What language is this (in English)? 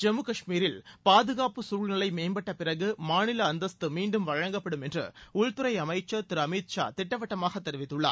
Tamil